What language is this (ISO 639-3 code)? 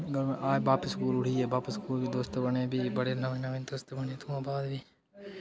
doi